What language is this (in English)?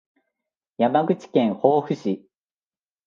Japanese